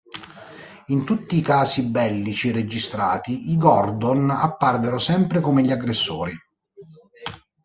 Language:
Italian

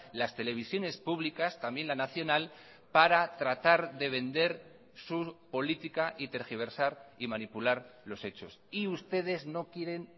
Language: Spanish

